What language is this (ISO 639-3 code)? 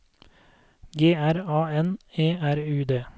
nor